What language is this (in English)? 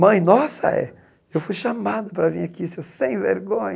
Portuguese